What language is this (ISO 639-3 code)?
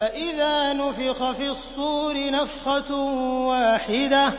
ara